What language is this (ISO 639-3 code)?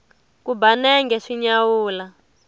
tso